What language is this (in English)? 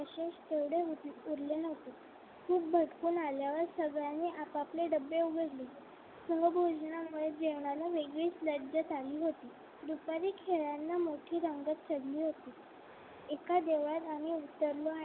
Marathi